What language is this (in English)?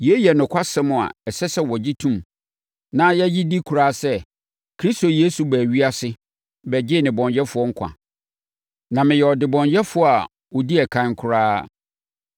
Akan